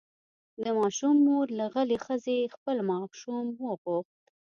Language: Pashto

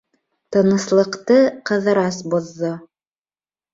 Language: Bashkir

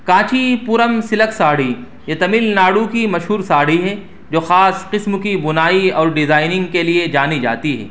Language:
Urdu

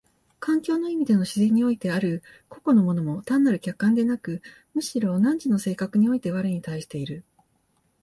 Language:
Japanese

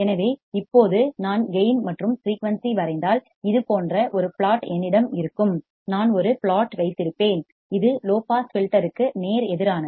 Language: Tamil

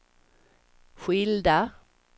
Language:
Swedish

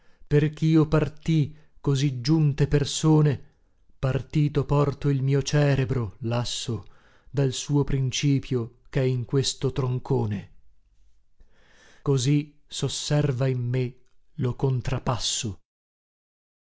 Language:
Italian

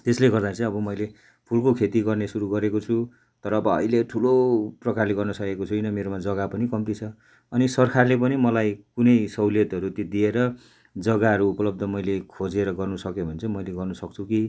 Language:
Nepali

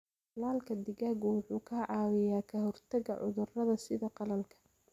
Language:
Somali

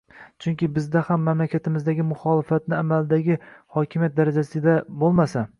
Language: Uzbek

